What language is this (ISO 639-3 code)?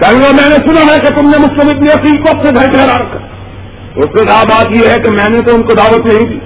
urd